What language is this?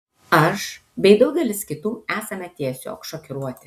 Lithuanian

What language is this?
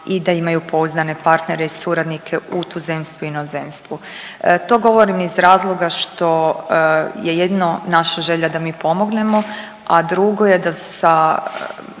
Croatian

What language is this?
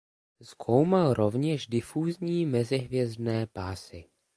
Czech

